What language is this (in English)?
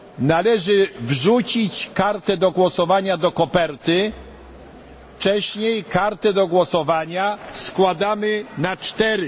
Polish